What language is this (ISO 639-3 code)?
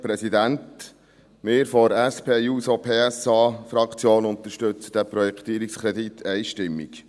gsw